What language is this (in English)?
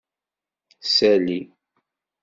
Kabyle